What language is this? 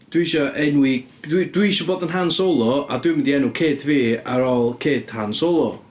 Welsh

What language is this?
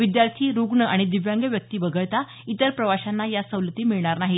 Marathi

